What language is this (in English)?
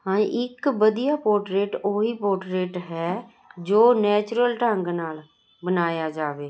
Punjabi